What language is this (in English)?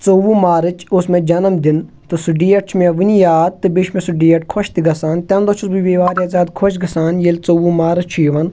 Kashmiri